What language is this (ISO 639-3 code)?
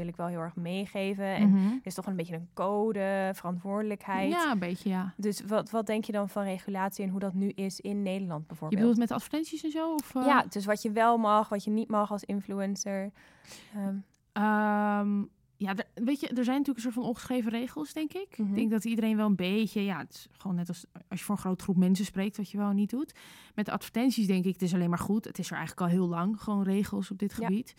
nld